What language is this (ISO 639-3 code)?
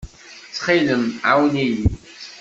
kab